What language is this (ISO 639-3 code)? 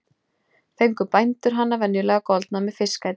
isl